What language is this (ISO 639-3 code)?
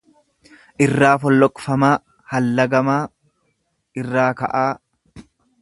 orm